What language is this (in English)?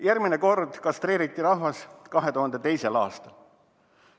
Estonian